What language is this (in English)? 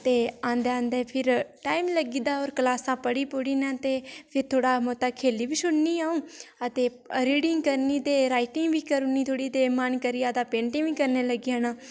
Dogri